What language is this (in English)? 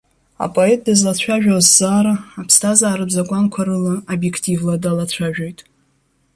Abkhazian